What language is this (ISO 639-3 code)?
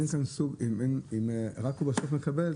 heb